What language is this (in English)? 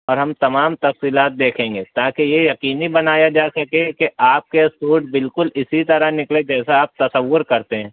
Urdu